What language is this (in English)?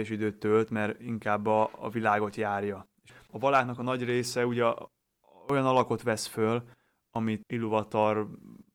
Hungarian